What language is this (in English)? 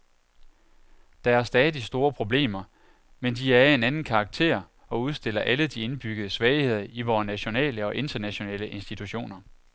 Danish